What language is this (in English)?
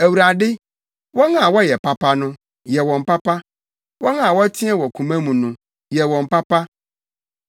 Akan